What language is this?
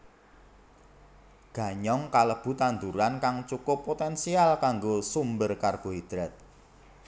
Javanese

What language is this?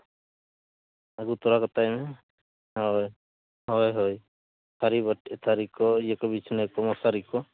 Santali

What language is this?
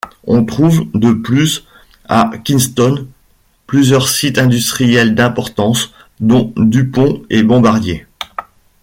French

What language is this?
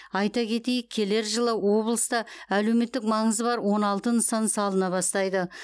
Kazakh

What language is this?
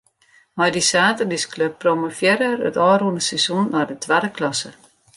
Western Frisian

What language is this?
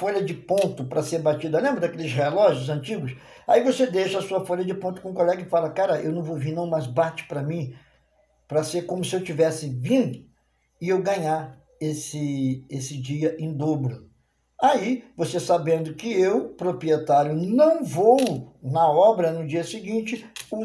Portuguese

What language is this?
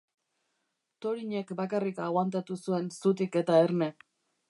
Basque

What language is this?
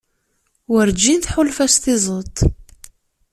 Kabyle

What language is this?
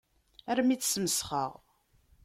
Kabyle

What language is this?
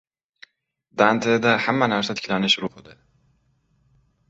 Uzbek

